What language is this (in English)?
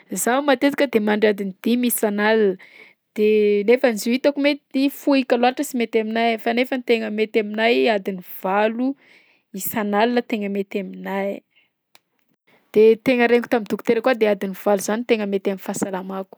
Southern Betsimisaraka Malagasy